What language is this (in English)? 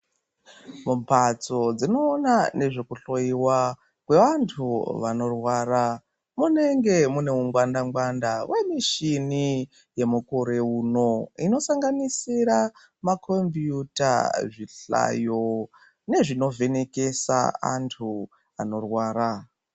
Ndau